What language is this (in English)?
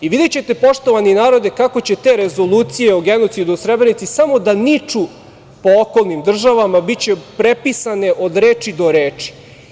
Serbian